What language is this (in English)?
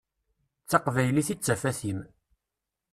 Kabyle